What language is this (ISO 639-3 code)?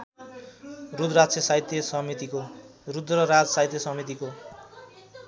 nep